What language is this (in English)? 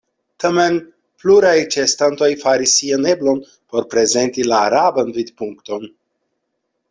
Esperanto